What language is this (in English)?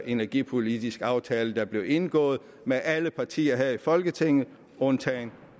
Danish